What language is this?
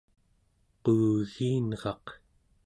Central Yupik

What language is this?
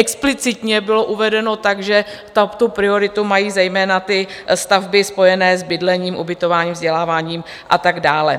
Czech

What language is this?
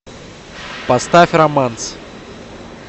Russian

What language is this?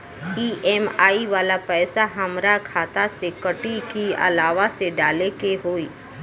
Bhojpuri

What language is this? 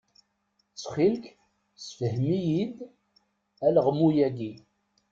Kabyle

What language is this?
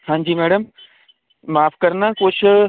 Punjabi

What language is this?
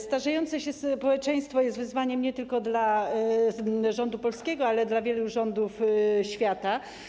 Polish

